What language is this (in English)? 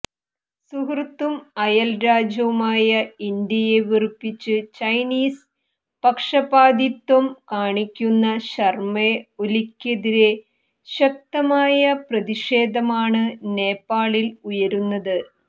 Malayalam